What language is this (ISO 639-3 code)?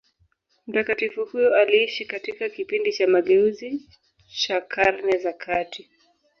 swa